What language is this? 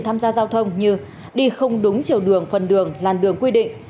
Vietnamese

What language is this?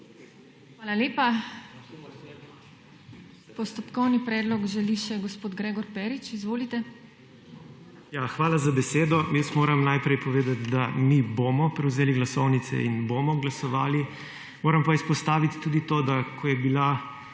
Slovenian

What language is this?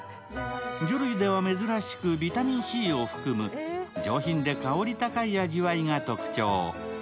Japanese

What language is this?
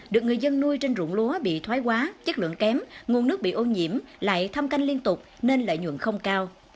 Vietnamese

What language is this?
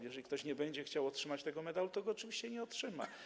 Polish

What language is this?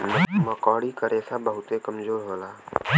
Bhojpuri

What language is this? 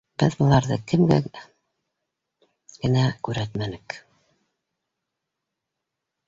Bashkir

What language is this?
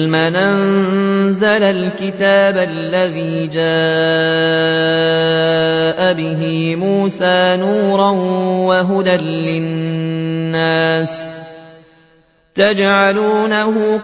Arabic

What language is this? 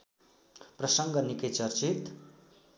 Nepali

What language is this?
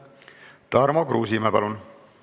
Estonian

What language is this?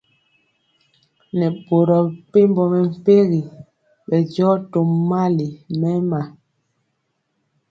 Mpiemo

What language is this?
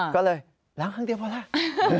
Thai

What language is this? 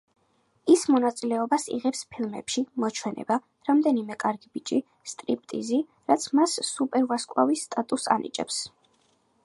Georgian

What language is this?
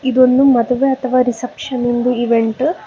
Kannada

